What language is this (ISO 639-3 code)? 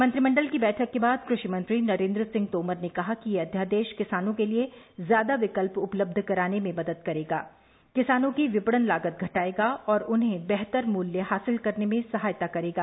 hin